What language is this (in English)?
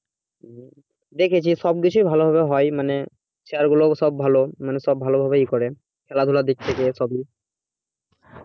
Bangla